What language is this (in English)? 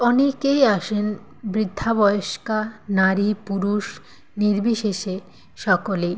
Bangla